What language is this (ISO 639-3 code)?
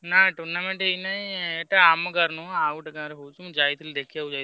ori